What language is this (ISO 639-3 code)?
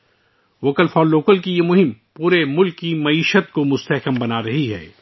urd